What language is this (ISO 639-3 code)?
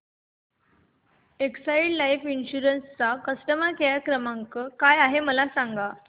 mar